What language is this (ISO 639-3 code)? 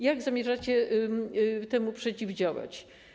pol